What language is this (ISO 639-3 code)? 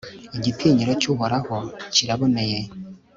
kin